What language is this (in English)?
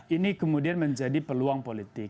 Indonesian